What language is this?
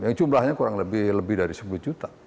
Indonesian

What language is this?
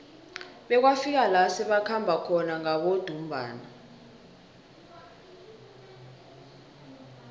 South Ndebele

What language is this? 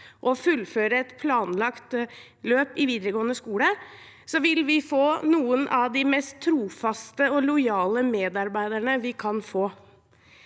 Norwegian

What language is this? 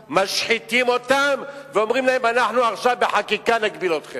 Hebrew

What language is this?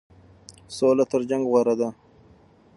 Pashto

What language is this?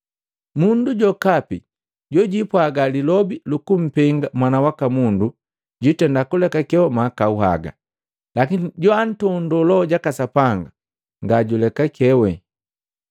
Matengo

